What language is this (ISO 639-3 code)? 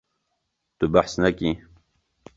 kur